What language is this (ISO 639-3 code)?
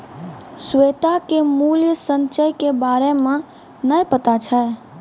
mai